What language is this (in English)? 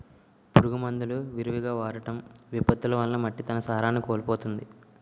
Telugu